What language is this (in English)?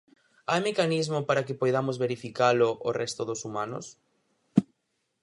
Galician